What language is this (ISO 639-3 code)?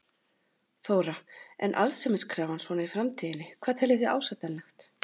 isl